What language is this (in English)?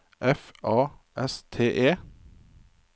Norwegian